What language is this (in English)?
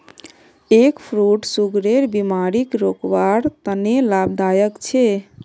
Magahi